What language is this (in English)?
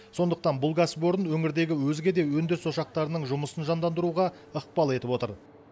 Kazakh